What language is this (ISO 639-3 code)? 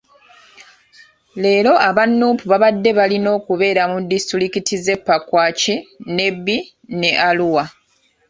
lug